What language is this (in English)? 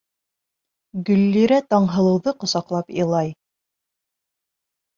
Bashkir